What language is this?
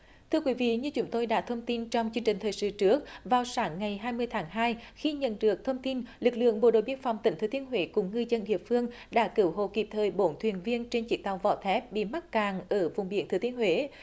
Vietnamese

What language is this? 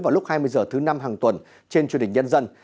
Vietnamese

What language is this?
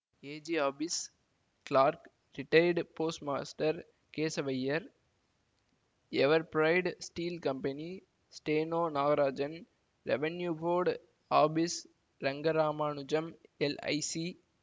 Tamil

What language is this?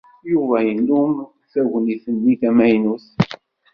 Kabyle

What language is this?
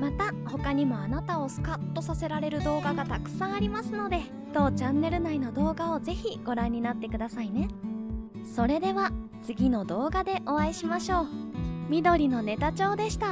Japanese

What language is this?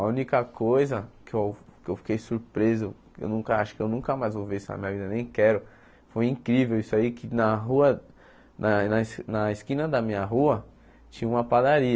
Portuguese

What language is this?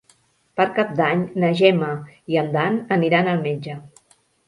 Catalan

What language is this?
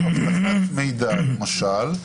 Hebrew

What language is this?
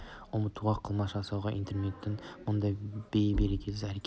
Kazakh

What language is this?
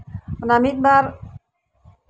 Santali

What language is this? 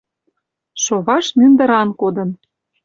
Mari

